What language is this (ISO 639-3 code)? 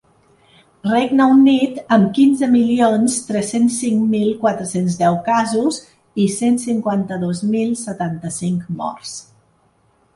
cat